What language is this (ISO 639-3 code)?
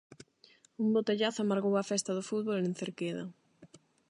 glg